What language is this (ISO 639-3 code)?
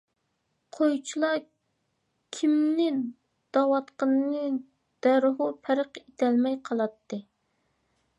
uig